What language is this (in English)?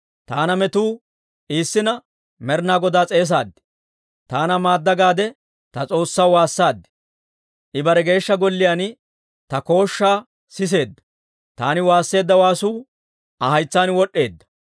Dawro